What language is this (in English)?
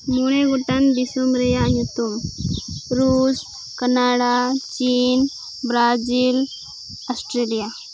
Santali